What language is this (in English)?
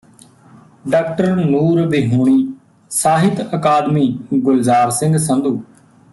Punjabi